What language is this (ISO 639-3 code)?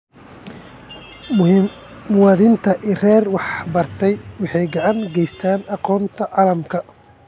som